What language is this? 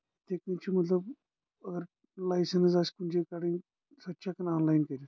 Kashmiri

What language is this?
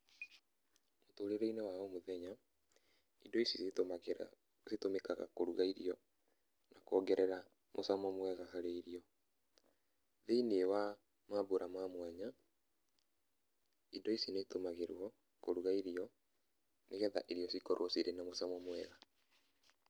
Kikuyu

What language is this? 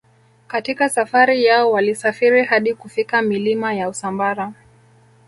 Swahili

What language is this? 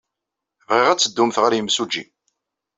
Kabyle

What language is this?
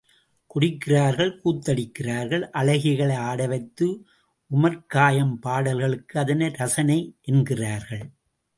Tamil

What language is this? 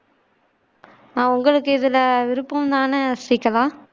Tamil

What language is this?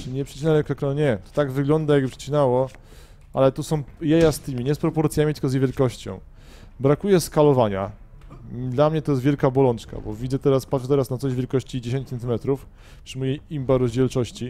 Polish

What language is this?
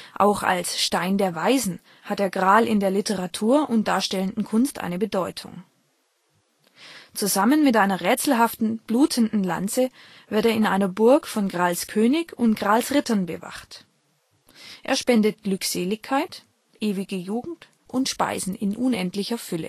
German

